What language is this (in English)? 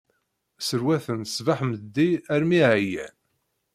Kabyle